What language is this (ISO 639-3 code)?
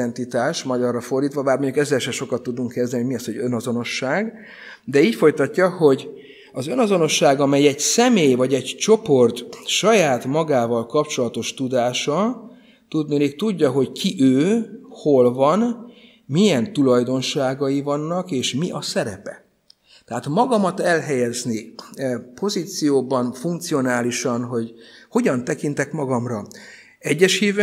hun